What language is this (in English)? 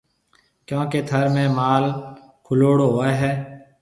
Marwari (Pakistan)